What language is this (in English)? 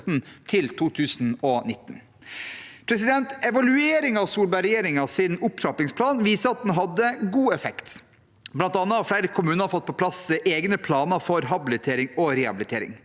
Norwegian